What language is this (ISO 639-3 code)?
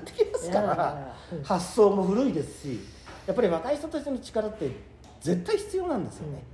jpn